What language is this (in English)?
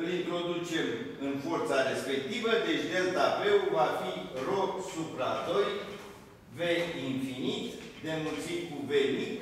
Romanian